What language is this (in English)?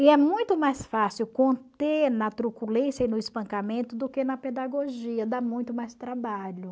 Portuguese